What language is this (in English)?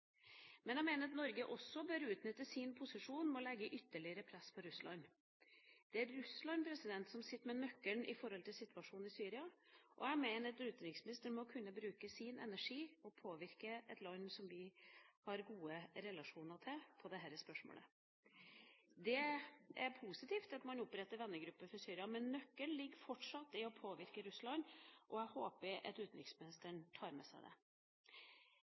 Norwegian Bokmål